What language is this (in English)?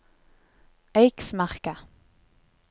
Norwegian